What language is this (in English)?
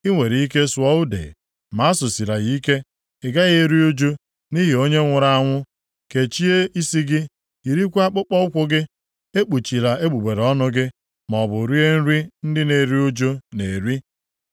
Igbo